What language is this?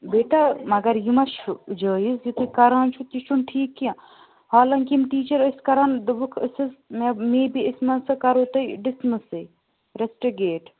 Kashmiri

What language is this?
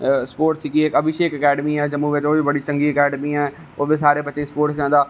Dogri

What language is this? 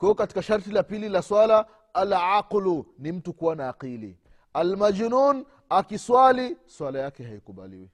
Swahili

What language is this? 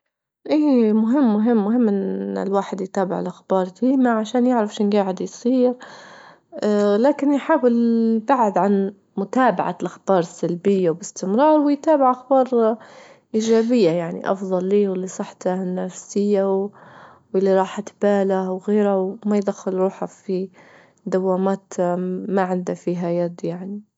Libyan Arabic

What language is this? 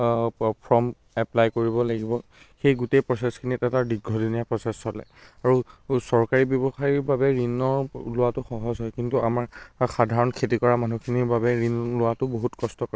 Assamese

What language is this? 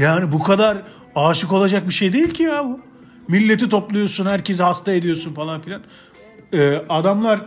Turkish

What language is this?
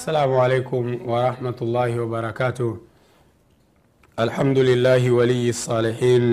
Swahili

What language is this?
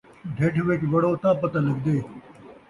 Saraiki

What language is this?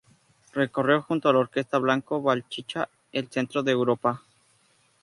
Spanish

